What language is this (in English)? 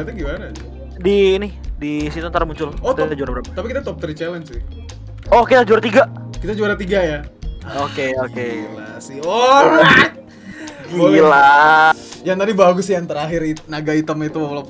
Indonesian